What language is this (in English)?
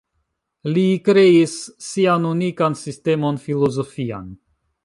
Esperanto